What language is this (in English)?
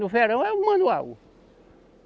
Portuguese